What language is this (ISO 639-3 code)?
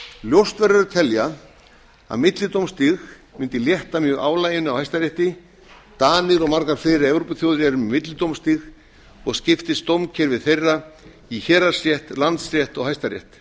isl